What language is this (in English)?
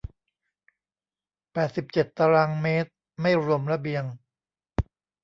Thai